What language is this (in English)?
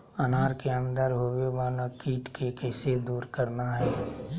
Magahi